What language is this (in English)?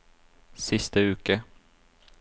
Norwegian